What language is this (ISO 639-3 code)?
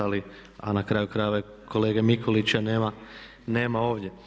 hrv